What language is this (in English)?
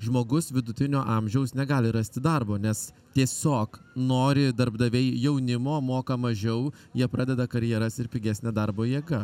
Lithuanian